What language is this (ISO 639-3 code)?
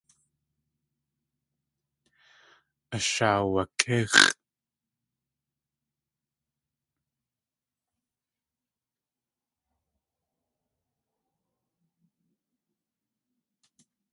tli